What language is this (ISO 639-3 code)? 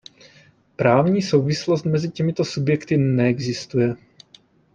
ces